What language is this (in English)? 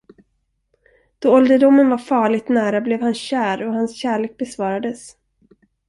Swedish